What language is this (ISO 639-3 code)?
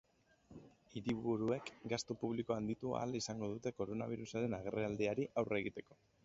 eus